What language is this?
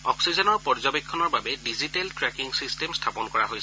Assamese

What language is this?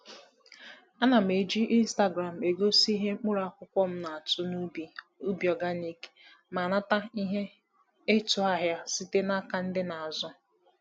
Igbo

